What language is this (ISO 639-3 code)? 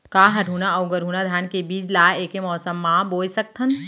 hne